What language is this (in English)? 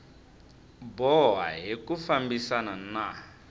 Tsonga